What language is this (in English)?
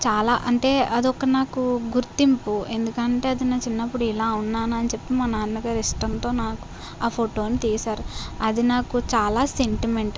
Telugu